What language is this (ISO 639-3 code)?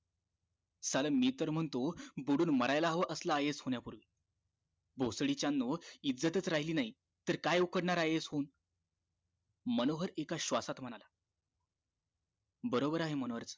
mar